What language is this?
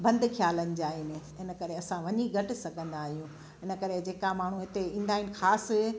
Sindhi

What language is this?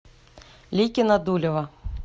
Russian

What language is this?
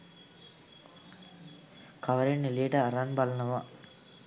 Sinhala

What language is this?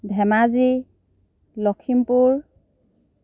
Assamese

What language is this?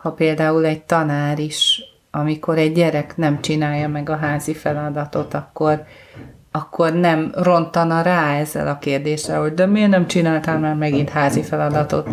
Hungarian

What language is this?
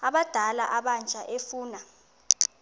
Xhosa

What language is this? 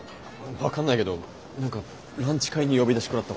Japanese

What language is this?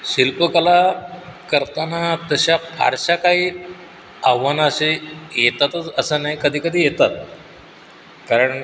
Marathi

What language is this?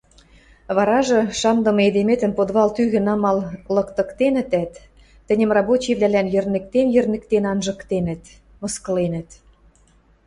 Western Mari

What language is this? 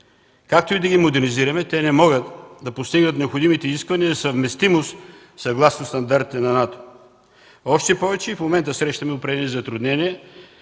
Bulgarian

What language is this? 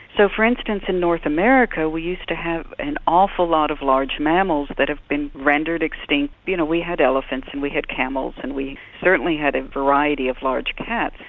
English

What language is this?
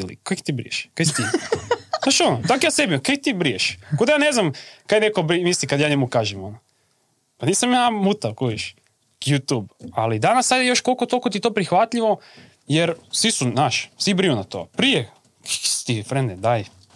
Croatian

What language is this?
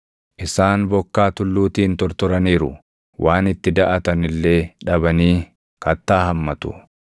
Oromo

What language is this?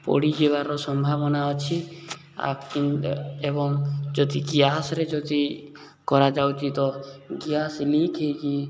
Odia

